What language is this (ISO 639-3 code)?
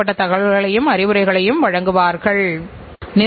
tam